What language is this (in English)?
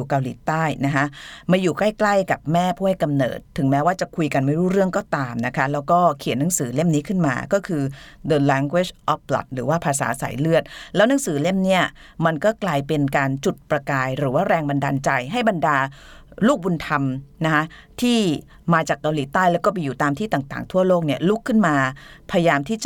Thai